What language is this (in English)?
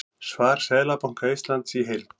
Icelandic